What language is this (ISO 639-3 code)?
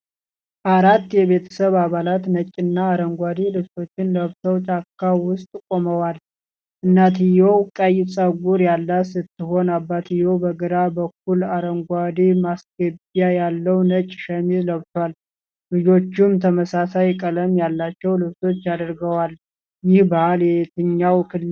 amh